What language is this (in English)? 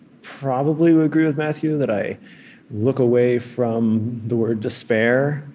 English